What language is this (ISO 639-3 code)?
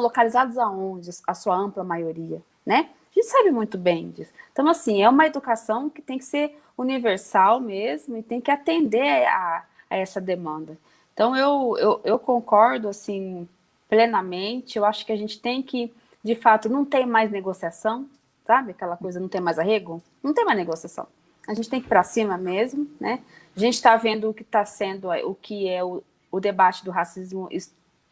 por